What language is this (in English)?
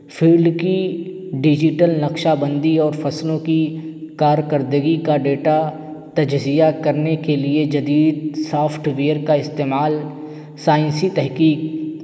Urdu